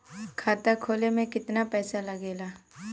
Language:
Bhojpuri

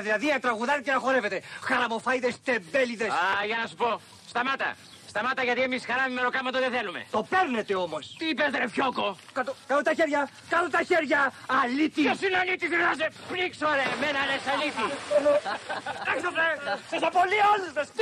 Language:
Greek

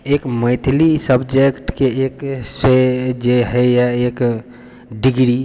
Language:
Maithili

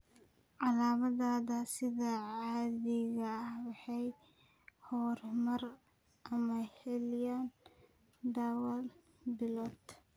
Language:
Somali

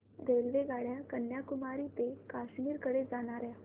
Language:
Marathi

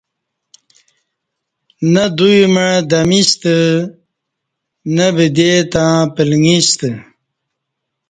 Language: Kati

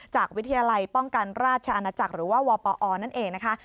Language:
Thai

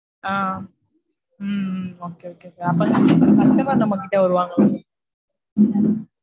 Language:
Tamil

